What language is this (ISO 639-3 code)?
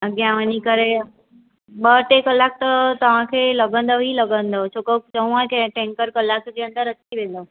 snd